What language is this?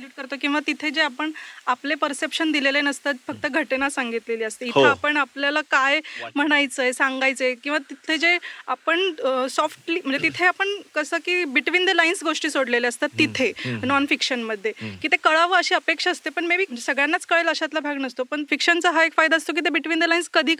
Marathi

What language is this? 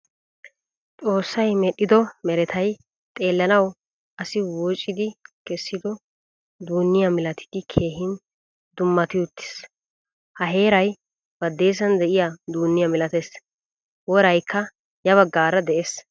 Wolaytta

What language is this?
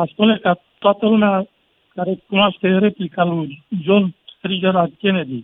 Romanian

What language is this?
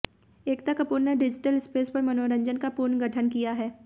Hindi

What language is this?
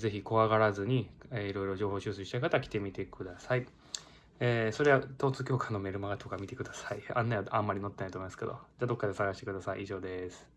Japanese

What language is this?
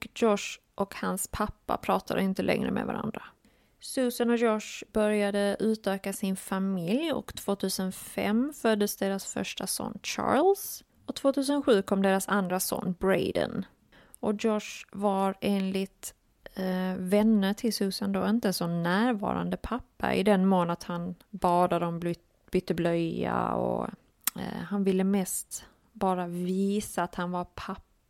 Swedish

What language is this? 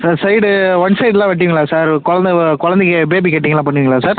Tamil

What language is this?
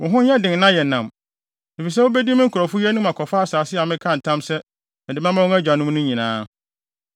Akan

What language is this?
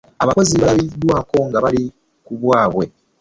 Ganda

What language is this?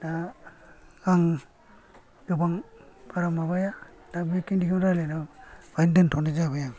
Bodo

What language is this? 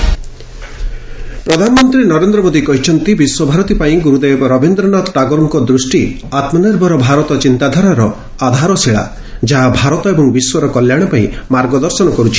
Odia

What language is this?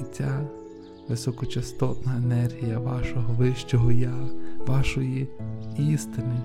Ukrainian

